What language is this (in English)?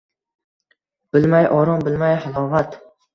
Uzbek